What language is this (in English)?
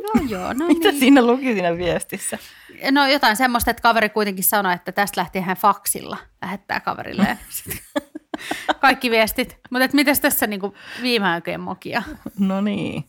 Finnish